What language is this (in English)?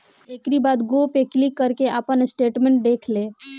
Bhojpuri